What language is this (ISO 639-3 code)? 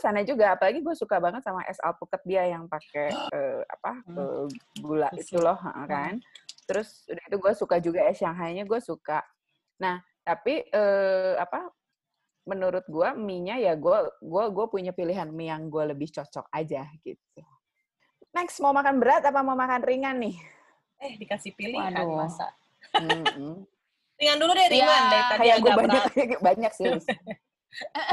ind